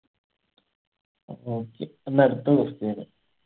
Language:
Malayalam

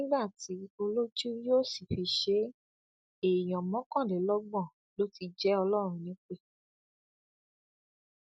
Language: Yoruba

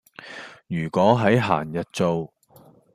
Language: Cantonese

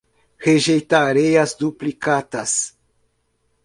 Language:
Portuguese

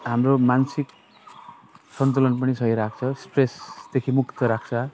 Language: Nepali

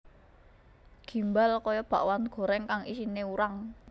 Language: Javanese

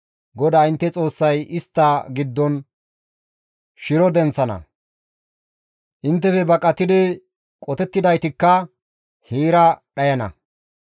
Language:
Gamo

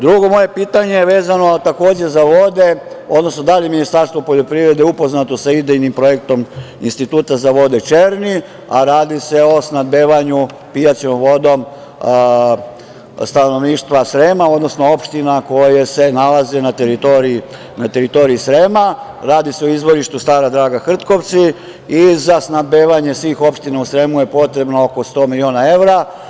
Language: Serbian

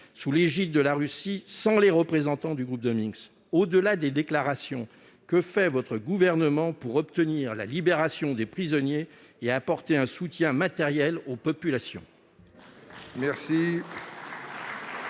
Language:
French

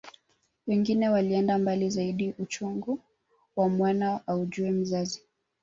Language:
Swahili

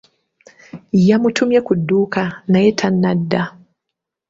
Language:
Ganda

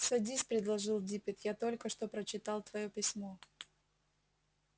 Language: Russian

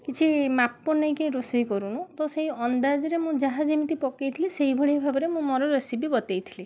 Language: Odia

